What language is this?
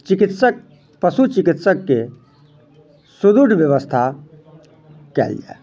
Maithili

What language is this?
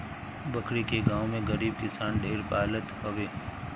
Bhojpuri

